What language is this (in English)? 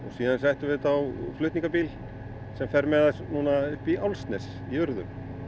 Icelandic